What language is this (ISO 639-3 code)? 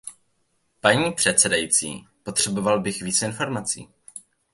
ces